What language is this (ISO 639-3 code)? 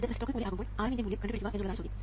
mal